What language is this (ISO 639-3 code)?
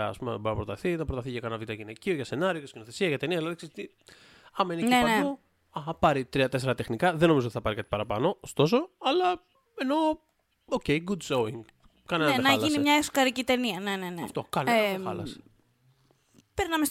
ell